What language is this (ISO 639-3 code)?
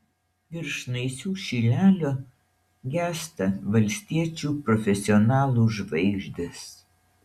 lit